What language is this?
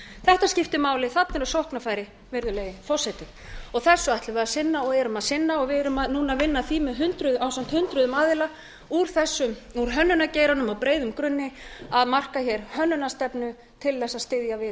Icelandic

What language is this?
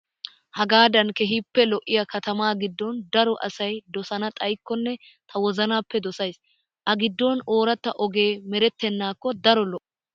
Wolaytta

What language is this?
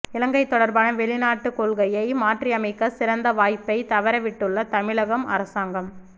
Tamil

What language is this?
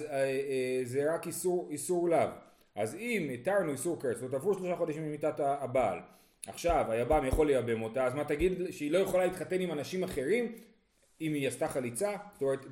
Hebrew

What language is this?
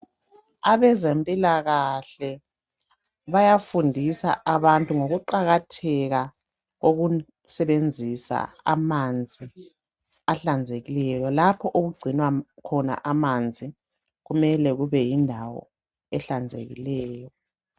North Ndebele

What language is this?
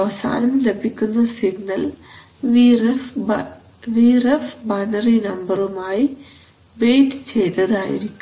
Malayalam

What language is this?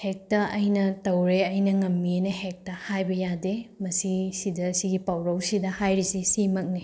Manipuri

